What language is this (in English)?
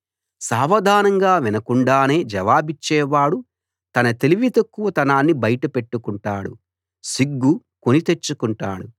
Telugu